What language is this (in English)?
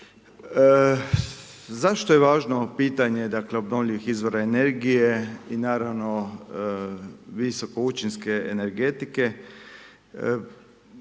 Croatian